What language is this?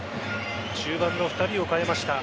Japanese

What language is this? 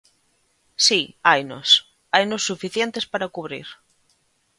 Galician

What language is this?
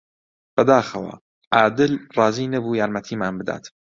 Central Kurdish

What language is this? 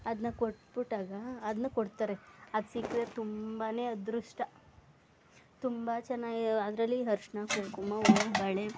Kannada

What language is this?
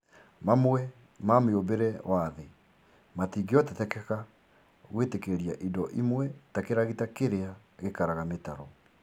Kikuyu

